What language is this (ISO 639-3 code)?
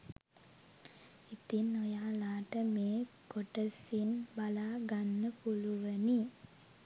sin